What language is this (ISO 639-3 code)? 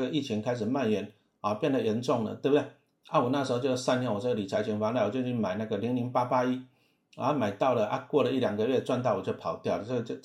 zho